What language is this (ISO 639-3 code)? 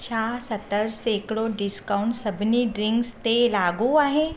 snd